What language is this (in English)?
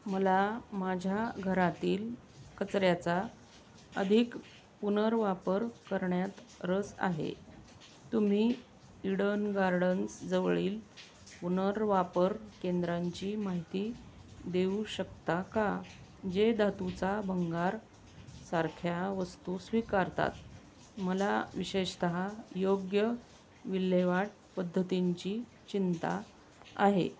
Marathi